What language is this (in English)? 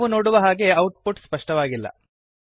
Kannada